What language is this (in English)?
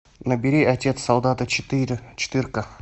Russian